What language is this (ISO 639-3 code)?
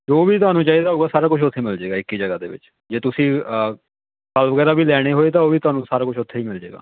pan